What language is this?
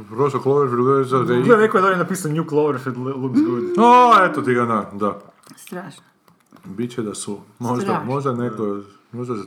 Croatian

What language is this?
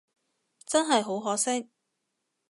Cantonese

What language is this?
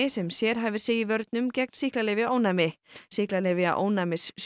Icelandic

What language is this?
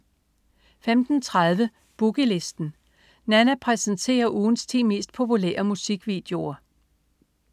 Danish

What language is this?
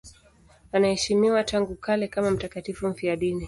Swahili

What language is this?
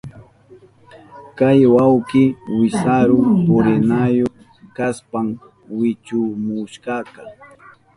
Southern Pastaza Quechua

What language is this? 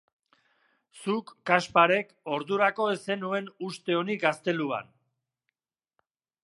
Basque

